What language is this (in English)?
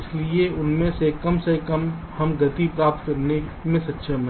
Hindi